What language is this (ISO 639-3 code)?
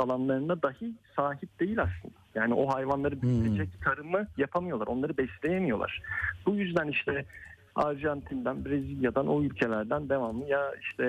tur